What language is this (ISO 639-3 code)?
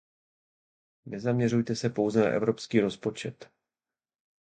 ces